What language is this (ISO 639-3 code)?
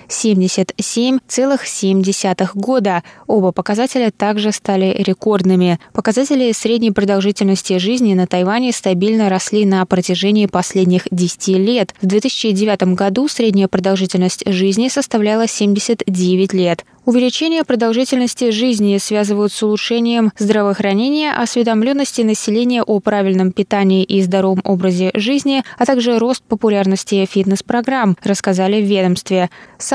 rus